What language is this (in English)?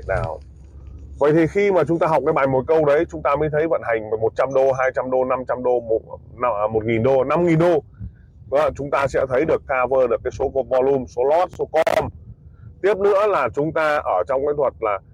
Vietnamese